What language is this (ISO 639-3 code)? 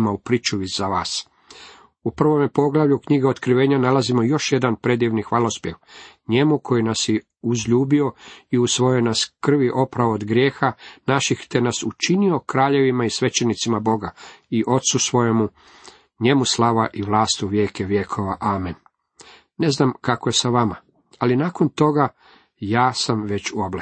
hrv